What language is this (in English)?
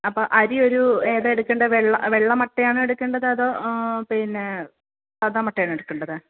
Malayalam